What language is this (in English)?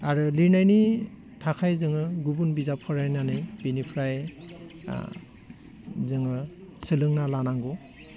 Bodo